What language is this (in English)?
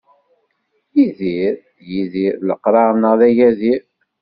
Kabyle